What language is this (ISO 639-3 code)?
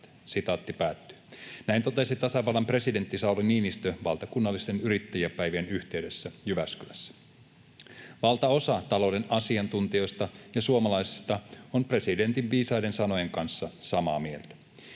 fin